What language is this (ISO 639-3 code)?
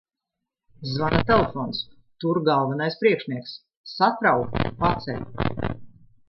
lav